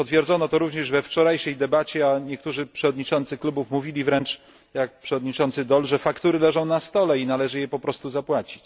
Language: Polish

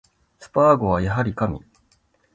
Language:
Japanese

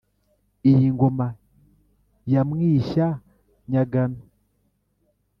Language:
Kinyarwanda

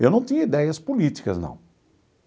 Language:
Portuguese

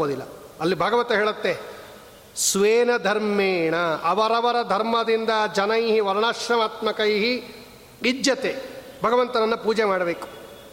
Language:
Kannada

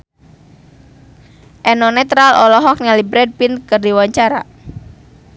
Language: Sundanese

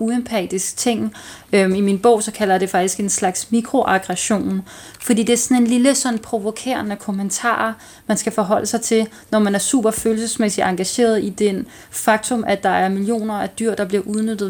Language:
Danish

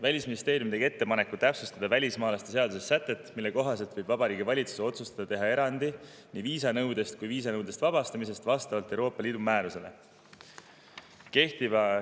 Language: Estonian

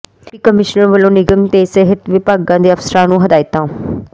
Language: Punjabi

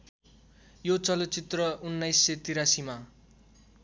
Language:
Nepali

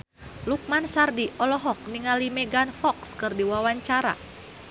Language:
Sundanese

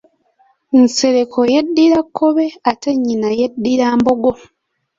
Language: Ganda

